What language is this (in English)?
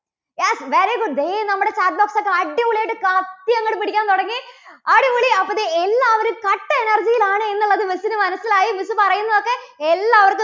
Malayalam